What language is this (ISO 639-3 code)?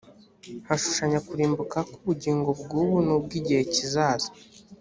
kin